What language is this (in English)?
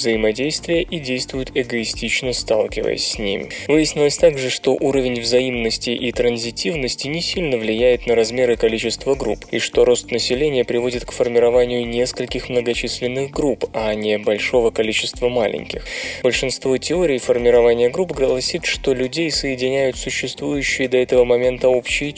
Russian